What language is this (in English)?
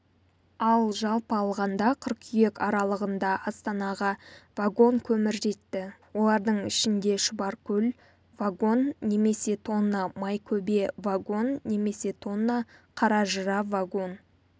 Kazakh